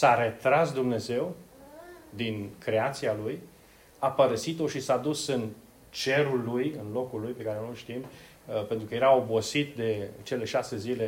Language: Romanian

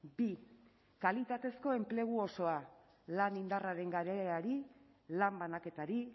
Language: Basque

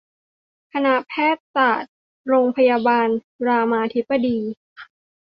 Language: Thai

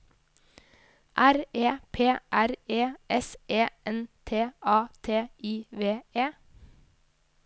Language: Norwegian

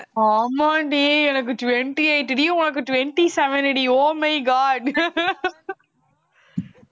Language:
Tamil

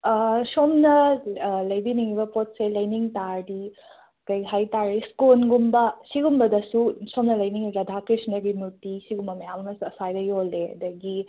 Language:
Manipuri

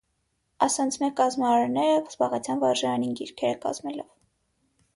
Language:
Armenian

